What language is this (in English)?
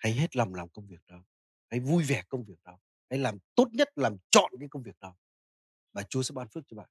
Vietnamese